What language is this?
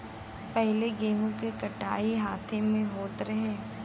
Bhojpuri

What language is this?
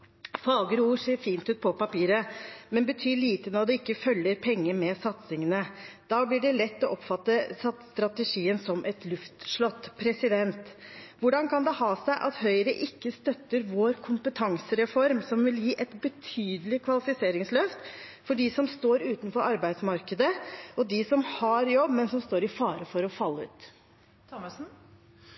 Norwegian Bokmål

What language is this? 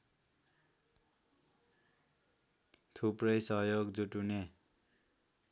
Nepali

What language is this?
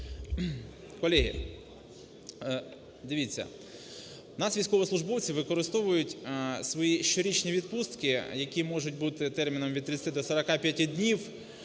Ukrainian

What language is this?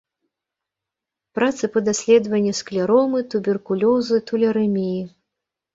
Belarusian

